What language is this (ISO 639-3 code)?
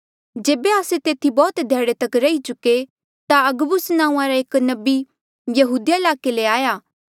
mjl